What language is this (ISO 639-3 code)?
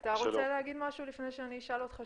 heb